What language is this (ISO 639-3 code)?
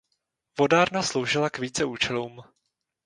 ces